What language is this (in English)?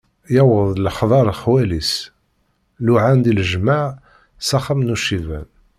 Kabyle